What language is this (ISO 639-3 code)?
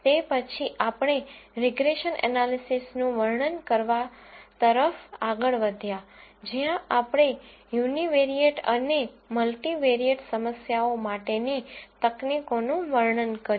guj